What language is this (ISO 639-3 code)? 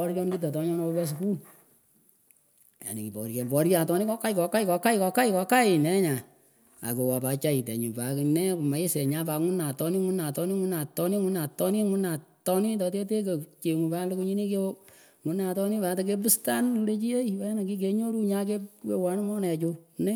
pko